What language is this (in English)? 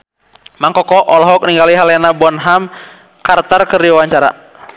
Sundanese